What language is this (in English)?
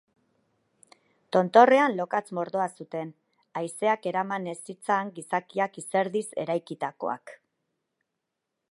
Basque